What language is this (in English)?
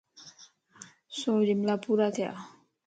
Lasi